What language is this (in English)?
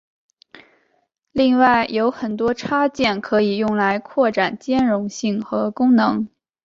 Chinese